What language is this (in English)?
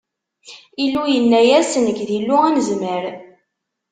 Kabyle